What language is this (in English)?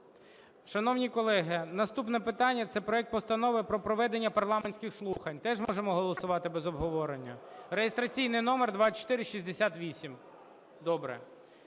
Ukrainian